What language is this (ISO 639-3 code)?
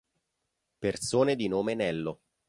ita